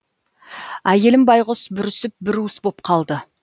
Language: Kazakh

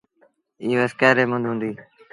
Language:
Sindhi Bhil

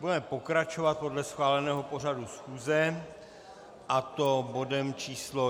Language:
Czech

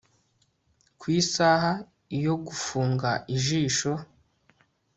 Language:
Kinyarwanda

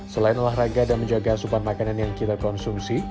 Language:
Indonesian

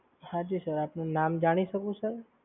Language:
Gujarati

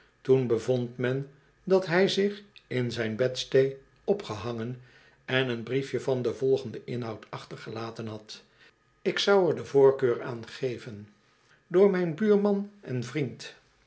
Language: Dutch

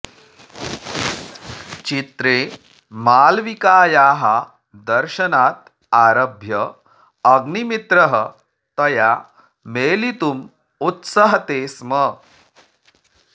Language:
Sanskrit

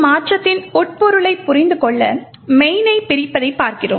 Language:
Tamil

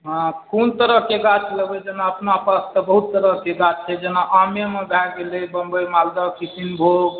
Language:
Maithili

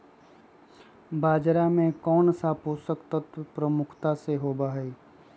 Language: Magahi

